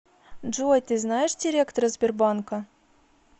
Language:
Russian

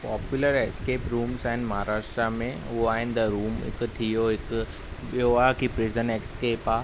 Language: Sindhi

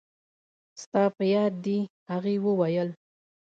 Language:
Pashto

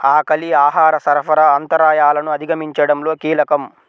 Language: Telugu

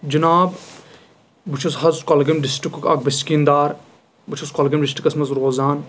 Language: Kashmiri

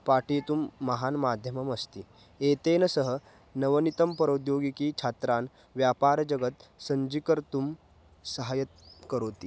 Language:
Sanskrit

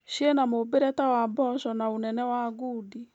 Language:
Kikuyu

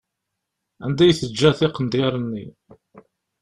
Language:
Kabyle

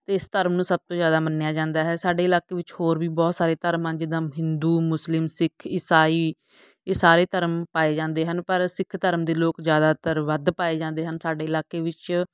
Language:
Punjabi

